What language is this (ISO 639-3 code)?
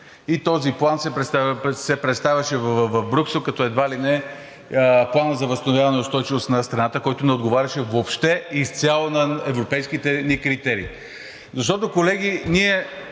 bul